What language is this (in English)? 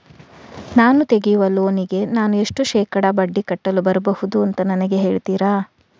Kannada